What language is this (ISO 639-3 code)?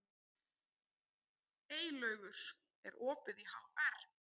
isl